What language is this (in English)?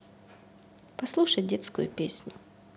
Russian